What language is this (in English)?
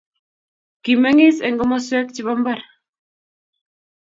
Kalenjin